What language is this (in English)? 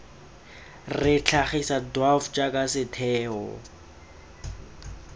Tswana